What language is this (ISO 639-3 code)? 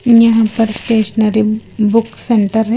hin